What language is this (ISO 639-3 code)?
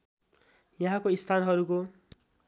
nep